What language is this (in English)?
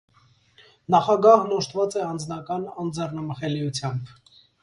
Armenian